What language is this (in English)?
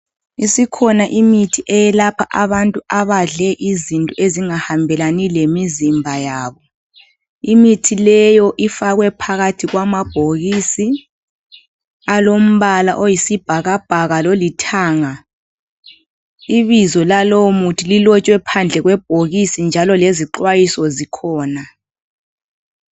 North Ndebele